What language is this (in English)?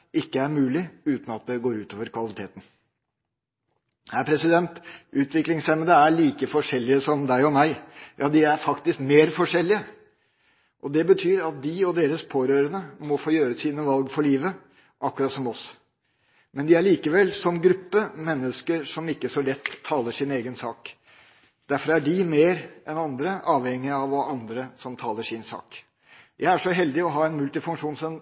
Norwegian Bokmål